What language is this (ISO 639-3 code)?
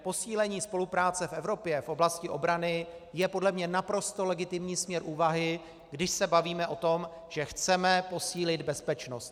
ces